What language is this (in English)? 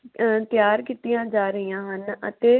Punjabi